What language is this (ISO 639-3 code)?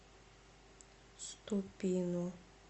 rus